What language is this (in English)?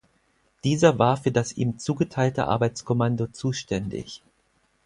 German